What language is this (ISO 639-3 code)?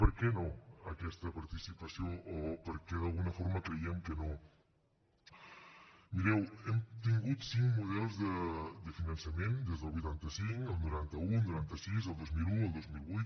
cat